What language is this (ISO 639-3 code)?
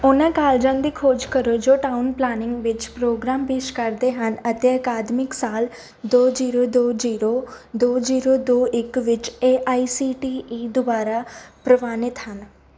pan